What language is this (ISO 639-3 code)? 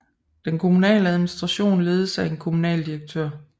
dan